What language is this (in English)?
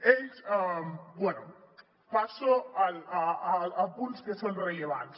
Catalan